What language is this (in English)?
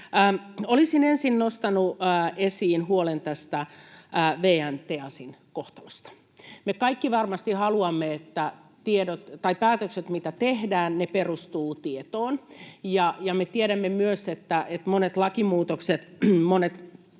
Finnish